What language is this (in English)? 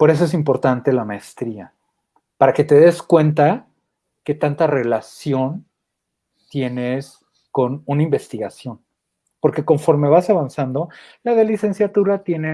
Spanish